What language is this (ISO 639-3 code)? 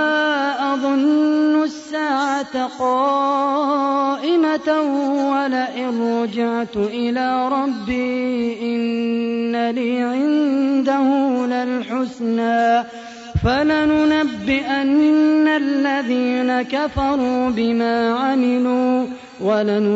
ara